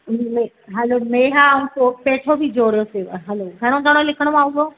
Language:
Sindhi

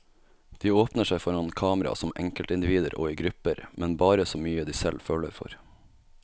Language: Norwegian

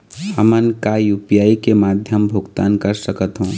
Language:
Chhattisgarhi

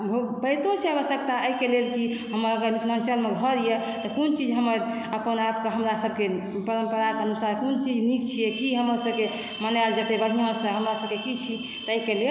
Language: Maithili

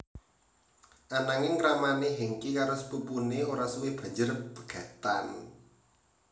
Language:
Javanese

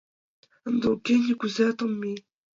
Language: Mari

